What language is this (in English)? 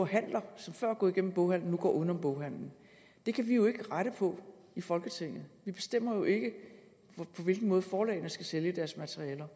Danish